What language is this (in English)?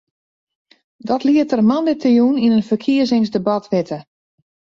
Western Frisian